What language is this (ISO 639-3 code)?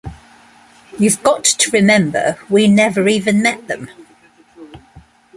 eng